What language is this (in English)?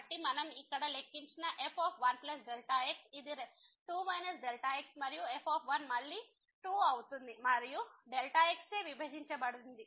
Telugu